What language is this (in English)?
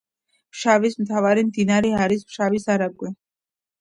Georgian